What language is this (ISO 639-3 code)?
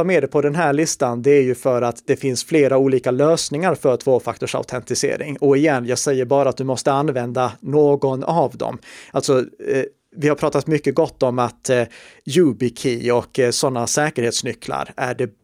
swe